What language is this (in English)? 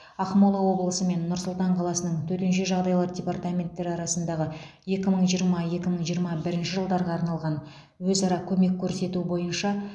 Kazakh